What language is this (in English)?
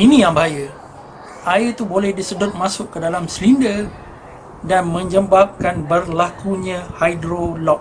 Malay